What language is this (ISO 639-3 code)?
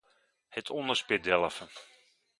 nld